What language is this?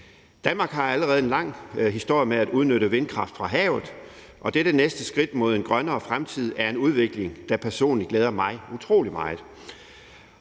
Danish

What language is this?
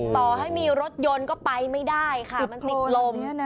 Thai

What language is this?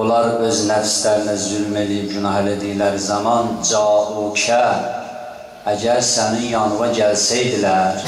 Turkish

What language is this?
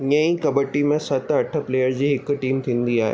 Sindhi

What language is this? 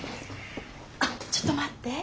Japanese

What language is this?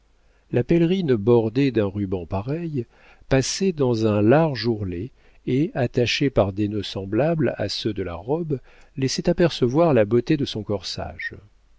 French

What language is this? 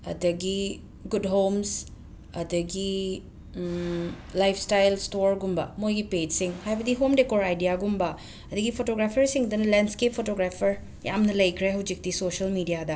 Manipuri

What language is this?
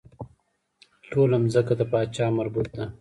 Pashto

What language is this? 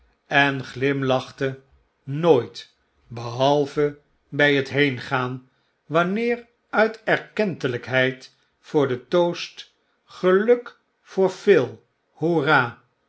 Dutch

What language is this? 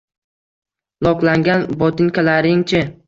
Uzbek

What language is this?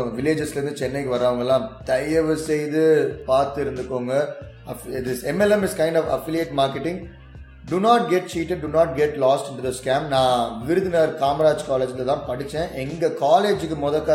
Tamil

